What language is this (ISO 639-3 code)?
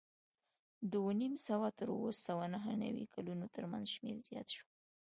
pus